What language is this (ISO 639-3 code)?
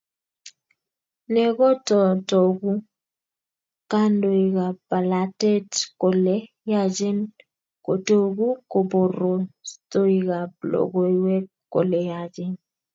kln